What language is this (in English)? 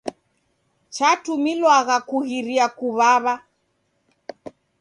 Taita